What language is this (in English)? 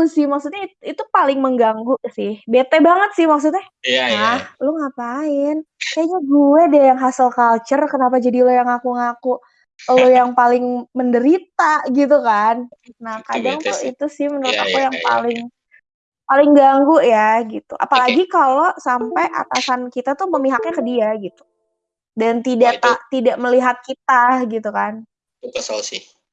Indonesian